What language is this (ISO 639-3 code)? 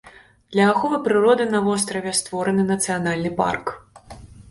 bel